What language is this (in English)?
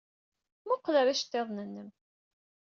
Kabyle